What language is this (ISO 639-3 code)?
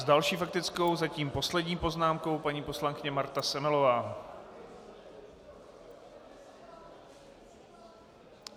ces